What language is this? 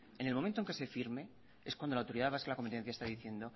Spanish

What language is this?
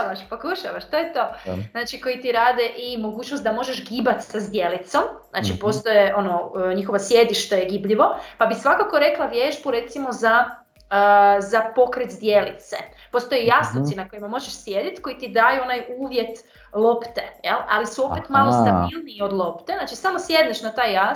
Croatian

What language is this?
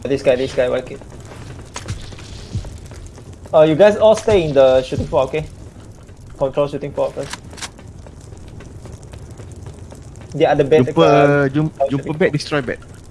Malay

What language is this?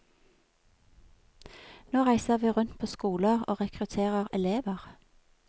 Norwegian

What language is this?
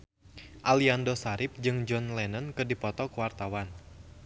Sundanese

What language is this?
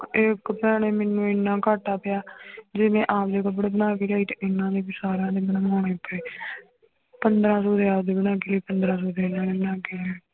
Punjabi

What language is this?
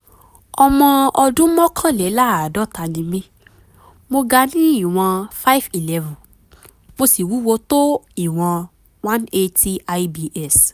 Yoruba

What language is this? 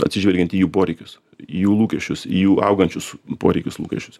Lithuanian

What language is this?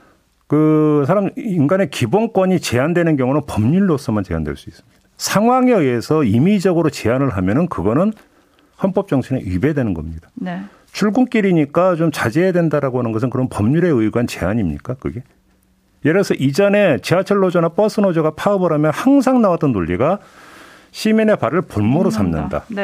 Korean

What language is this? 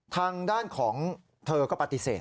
Thai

